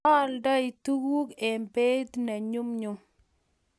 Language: Kalenjin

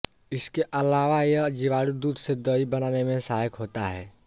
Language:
Hindi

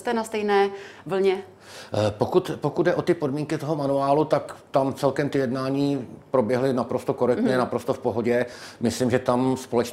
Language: Czech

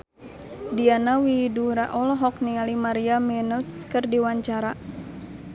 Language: Sundanese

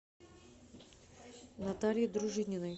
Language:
Russian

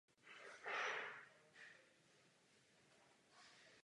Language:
Czech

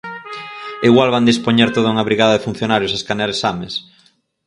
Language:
Galician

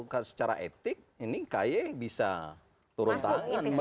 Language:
Indonesian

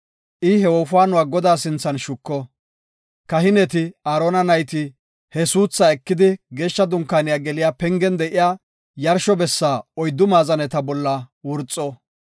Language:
Gofa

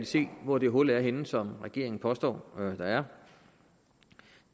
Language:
Danish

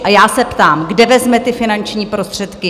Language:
Czech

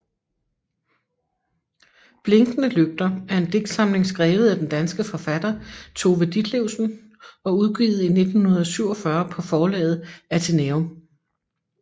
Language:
Danish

